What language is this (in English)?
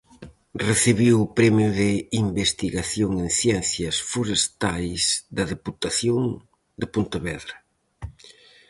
Galician